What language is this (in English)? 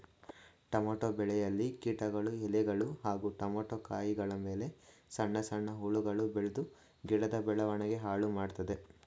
Kannada